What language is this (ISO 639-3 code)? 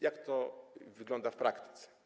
pol